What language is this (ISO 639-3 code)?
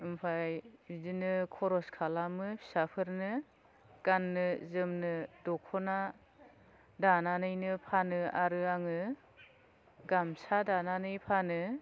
brx